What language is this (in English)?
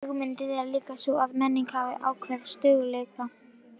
Icelandic